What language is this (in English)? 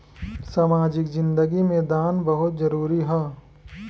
Bhojpuri